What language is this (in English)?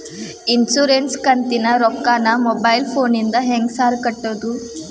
Kannada